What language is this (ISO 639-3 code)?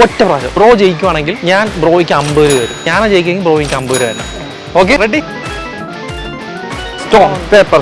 mal